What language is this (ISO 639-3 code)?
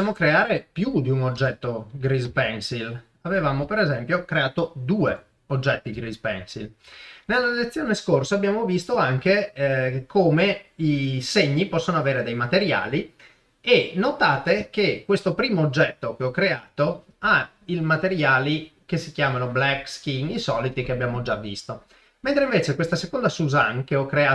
ita